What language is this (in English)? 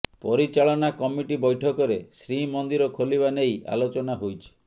Odia